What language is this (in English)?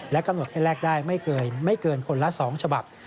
Thai